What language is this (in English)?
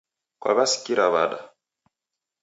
Taita